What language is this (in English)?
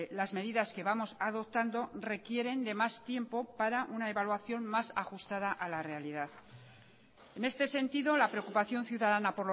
Spanish